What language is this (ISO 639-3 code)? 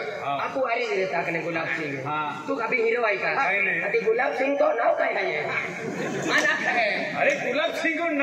mar